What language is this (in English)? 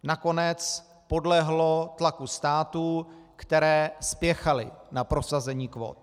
Czech